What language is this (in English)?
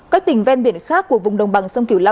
Vietnamese